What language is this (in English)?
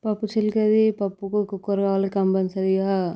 Telugu